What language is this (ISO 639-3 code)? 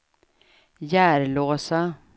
swe